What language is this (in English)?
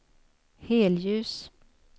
Swedish